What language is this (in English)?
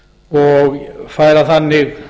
Icelandic